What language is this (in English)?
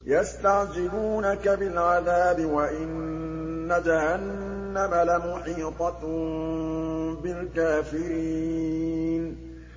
Arabic